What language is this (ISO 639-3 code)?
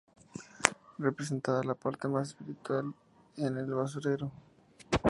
spa